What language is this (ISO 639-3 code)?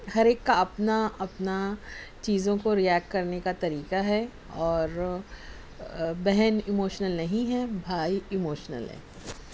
urd